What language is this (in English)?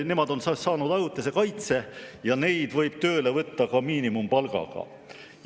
Estonian